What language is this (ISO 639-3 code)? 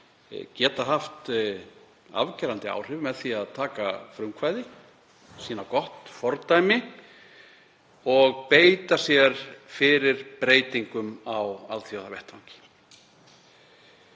isl